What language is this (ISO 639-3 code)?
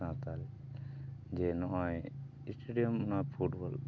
sat